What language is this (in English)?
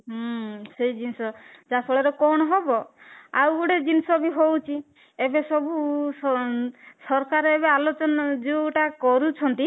Odia